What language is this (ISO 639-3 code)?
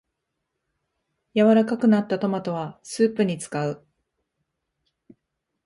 jpn